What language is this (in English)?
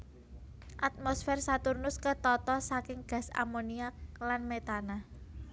Javanese